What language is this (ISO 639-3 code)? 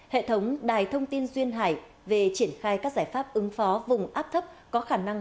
vie